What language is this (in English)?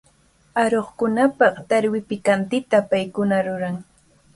Cajatambo North Lima Quechua